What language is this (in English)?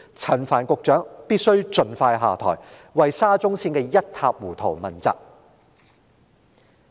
Cantonese